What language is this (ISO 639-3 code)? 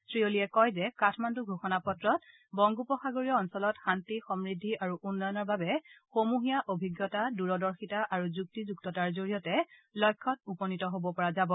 asm